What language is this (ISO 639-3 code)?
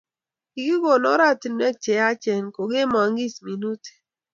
kln